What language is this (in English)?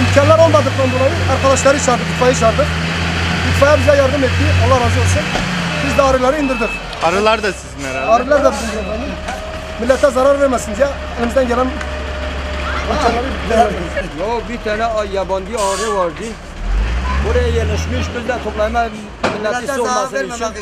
Turkish